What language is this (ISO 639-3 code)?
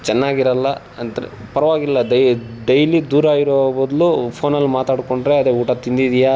kan